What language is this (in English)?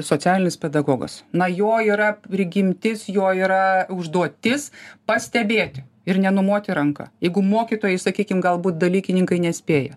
Lithuanian